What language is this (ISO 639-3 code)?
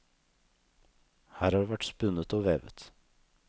nor